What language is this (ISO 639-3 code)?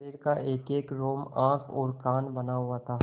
hin